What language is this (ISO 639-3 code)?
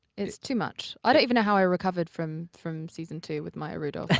eng